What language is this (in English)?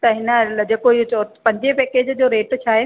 Sindhi